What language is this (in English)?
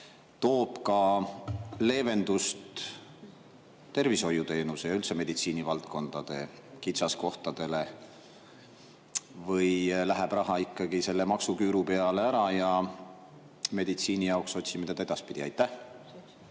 Estonian